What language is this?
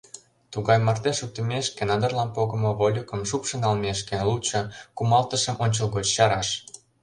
Mari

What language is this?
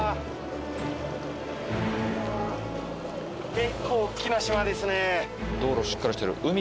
Japanese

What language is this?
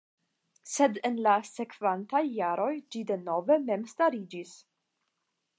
Esperanto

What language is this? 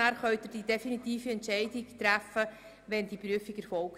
Swiss German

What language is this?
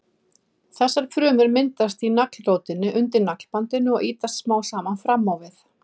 Icelandic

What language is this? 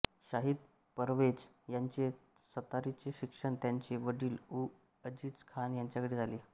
Marathi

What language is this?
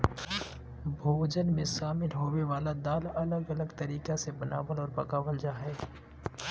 Magahi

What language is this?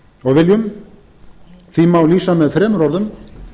Icelandic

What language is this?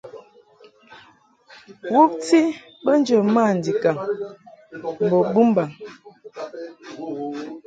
Mungaka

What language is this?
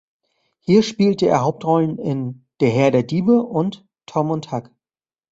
German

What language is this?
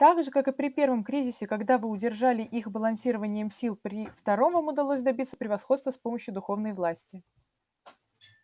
Russian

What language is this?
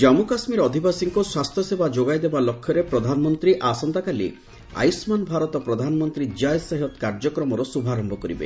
Odia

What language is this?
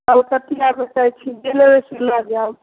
Maithili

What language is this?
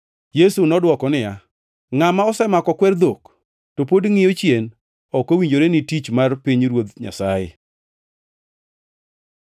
Luo (Kenya and Tanzania)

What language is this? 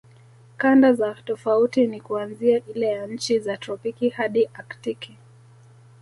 Swahili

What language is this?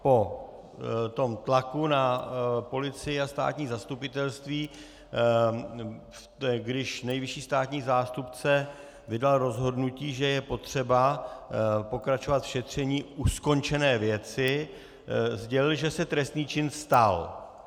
Czech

